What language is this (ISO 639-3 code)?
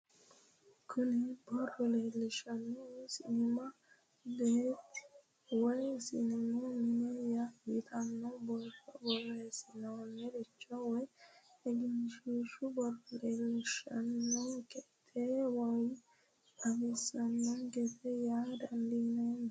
sid